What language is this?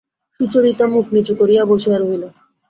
Bangla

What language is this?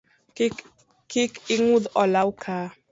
Luo (Kenya and Tanzania)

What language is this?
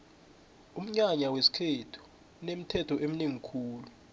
South Ndebele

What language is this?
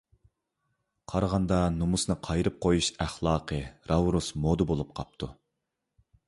Uyghur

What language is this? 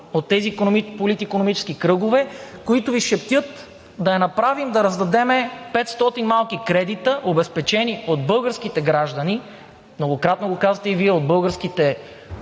Bulgarian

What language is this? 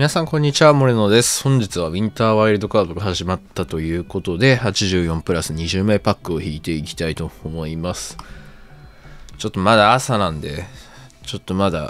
Japanese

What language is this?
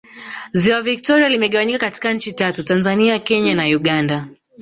Swahili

